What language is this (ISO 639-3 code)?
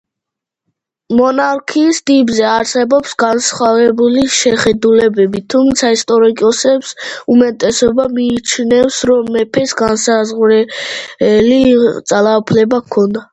kat